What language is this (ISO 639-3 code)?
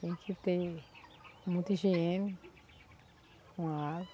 por